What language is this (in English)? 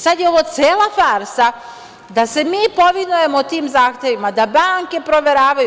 Serbian